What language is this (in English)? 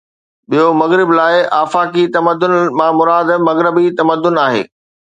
Sindhi